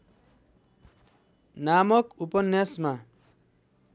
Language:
Nepali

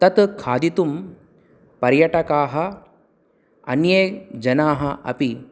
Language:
Sanskrit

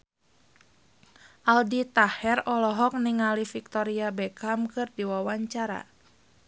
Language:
Sundanese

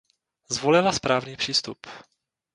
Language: Czech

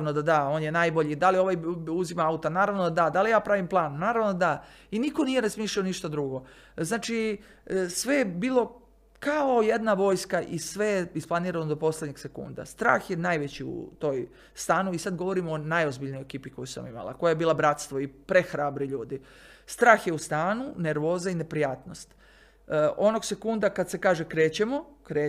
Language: Croatian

